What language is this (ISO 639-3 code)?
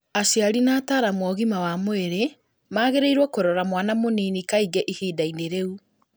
kik